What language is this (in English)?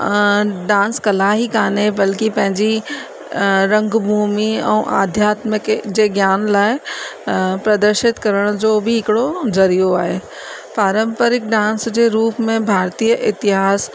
Sindhi